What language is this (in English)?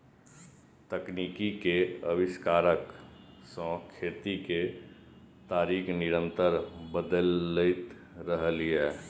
Maithili